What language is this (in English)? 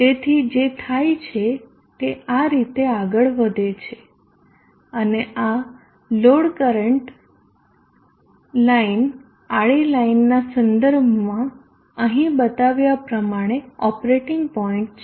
Gujarati